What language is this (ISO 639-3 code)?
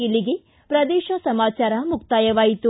kan